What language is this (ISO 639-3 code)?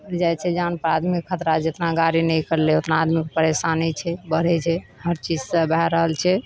mai